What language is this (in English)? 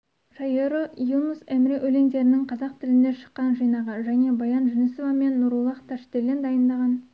Kazakh